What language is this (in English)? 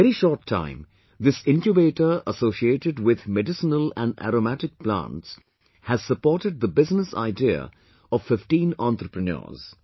English